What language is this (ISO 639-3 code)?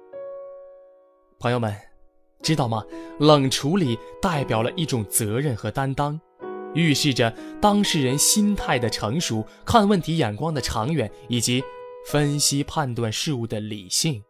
zho